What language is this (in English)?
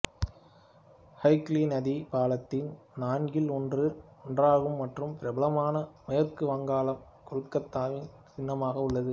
Tamil